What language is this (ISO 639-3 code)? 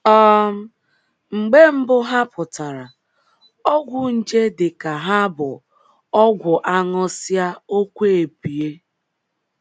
ibo